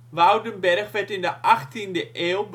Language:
Dutch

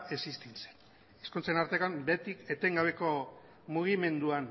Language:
Basque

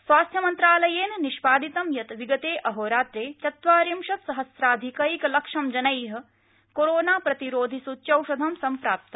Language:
Sanskrit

